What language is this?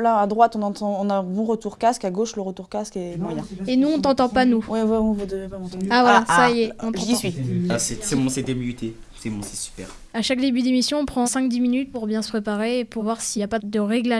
French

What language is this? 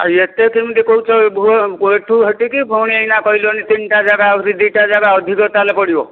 Odia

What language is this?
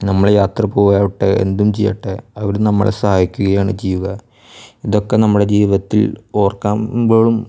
Malayalam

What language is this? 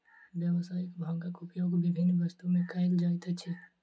Maithili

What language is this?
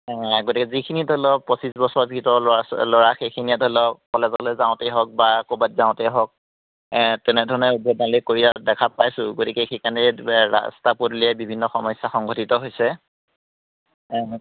Assamese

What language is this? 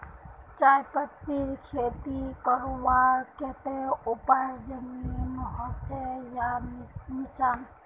Magahi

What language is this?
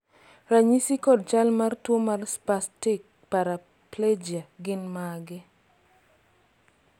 Luo (Kenya and Tanzania)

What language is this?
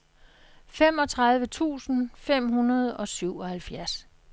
Danish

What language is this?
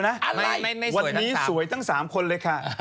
Thai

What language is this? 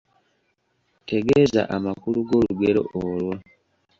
Ganda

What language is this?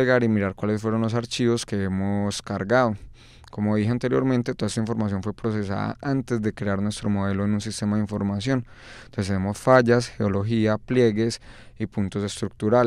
Spanish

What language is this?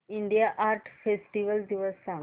Marathi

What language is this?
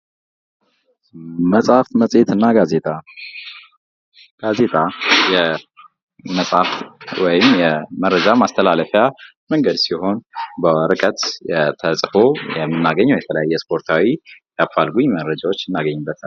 Amharic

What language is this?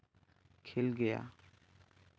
Santali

